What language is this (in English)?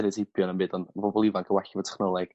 Welsh